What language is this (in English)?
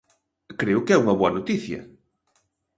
Galician